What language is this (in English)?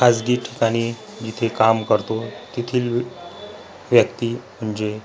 Marathi